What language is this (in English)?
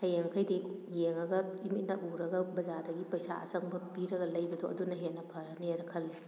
Manipuri